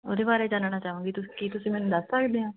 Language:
Punjabi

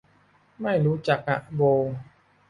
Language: Thai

